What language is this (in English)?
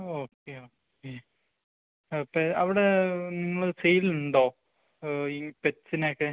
Malayalam